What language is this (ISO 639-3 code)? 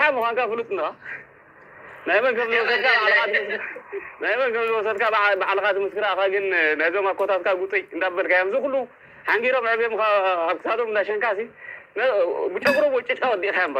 ara